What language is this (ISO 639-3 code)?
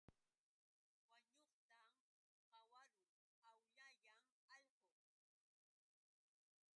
qux